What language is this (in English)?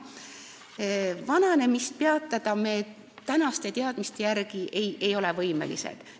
Estonian